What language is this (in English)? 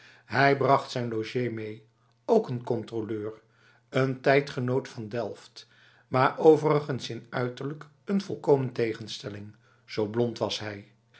Dutch